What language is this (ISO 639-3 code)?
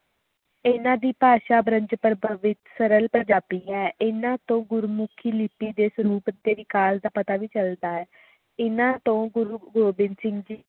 pan